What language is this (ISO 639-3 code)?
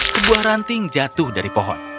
ind